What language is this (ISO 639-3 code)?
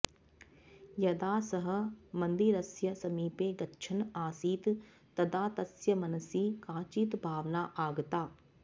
san